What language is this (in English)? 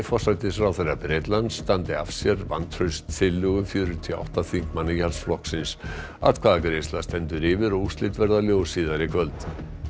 Icelandic